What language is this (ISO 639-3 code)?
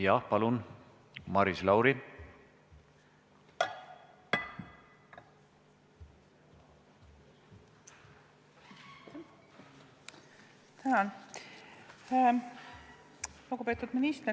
est